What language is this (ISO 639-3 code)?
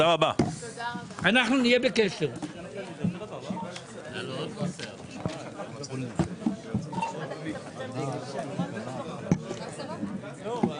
heb